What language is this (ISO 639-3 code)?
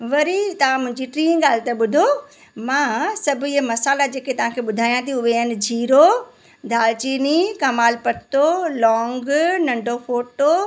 snd